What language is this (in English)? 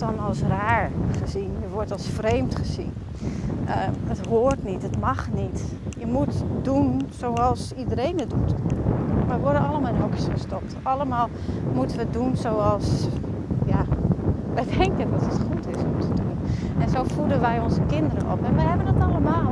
Dutch